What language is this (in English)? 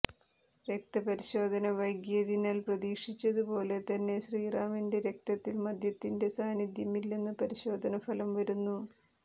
Malayalam